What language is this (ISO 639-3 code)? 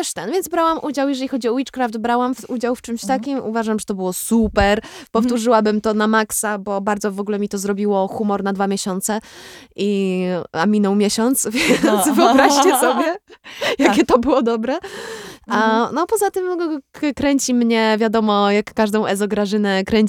pol